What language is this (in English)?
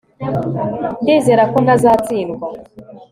Kinyarwanda